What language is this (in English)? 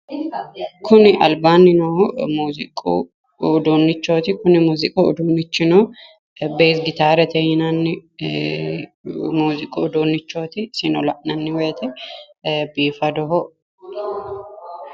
Sidamo